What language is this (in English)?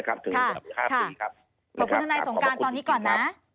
Thai